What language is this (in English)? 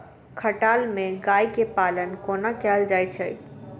Maithili